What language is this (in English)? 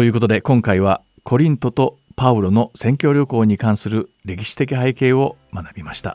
Japanese